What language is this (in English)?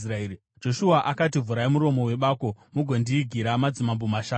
Shona